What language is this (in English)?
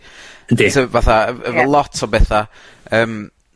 Welsh